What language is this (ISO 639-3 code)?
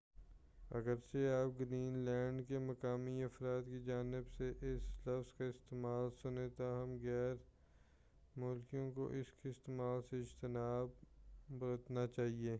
urd